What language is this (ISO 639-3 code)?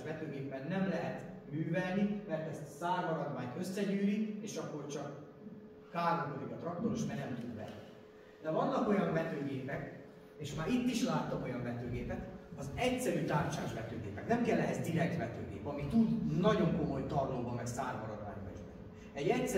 hun